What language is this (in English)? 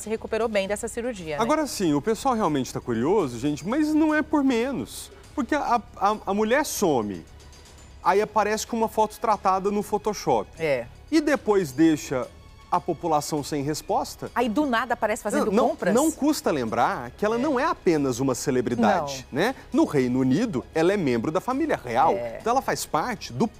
Portuguese